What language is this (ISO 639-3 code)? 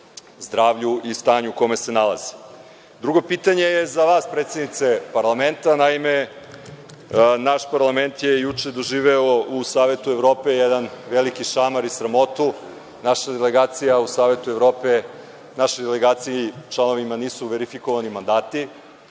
srp